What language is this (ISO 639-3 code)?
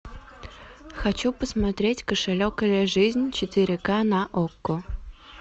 rus